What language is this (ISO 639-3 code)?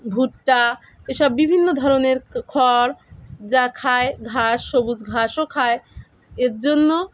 ben